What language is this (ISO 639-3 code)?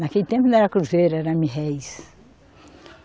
por